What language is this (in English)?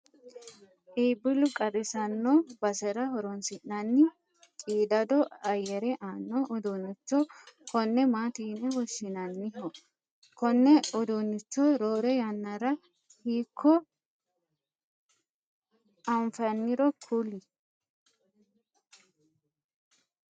Sidamo